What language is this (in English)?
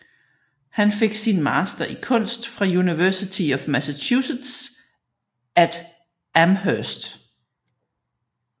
Danish